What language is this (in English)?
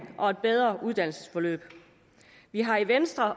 Danish